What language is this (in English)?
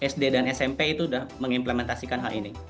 Indonesian